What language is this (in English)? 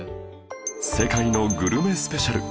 Japanese